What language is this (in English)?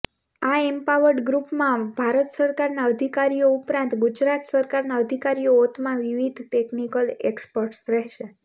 Gujarati